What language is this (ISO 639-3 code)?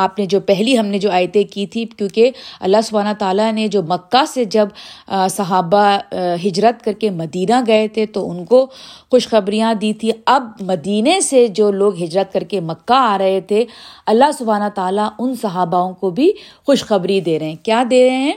urd